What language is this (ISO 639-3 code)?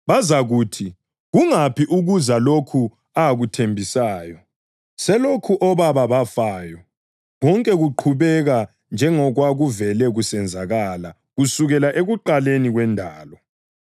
nde